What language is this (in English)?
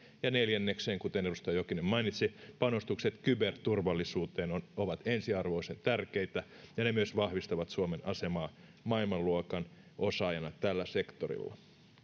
Finnish